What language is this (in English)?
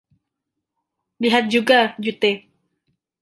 Indonesian